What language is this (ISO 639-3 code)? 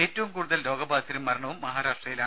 mal